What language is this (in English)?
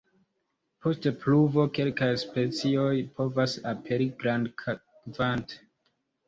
Esperanto